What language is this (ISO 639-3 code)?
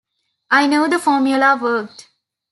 eng